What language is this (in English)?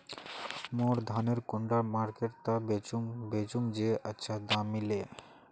Magahi